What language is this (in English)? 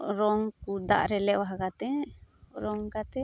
Santali